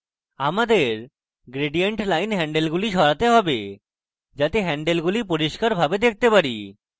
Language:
Bangla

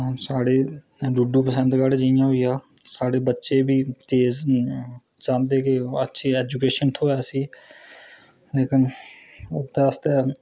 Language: Dogri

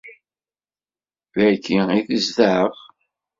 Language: Kabyle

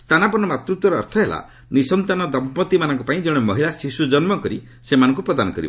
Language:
Odia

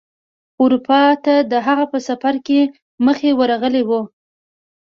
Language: Pashto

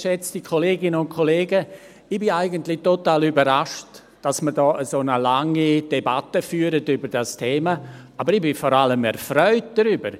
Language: Swiss German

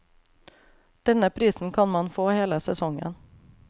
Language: Norwegian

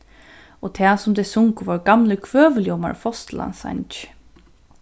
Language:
Faroese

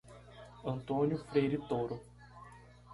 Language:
Portuguese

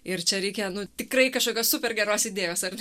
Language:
Lithuanian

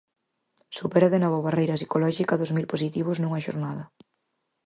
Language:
Galician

